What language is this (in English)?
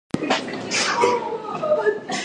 Chinese